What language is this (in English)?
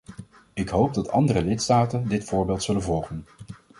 Dutch